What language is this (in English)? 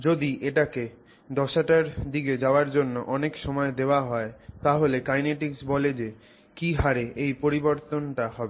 Bangla